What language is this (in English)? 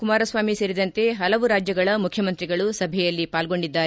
Kannada